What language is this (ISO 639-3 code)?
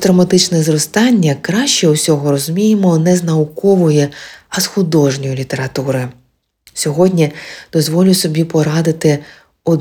ukr